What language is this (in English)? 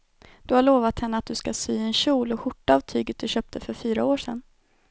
Swedish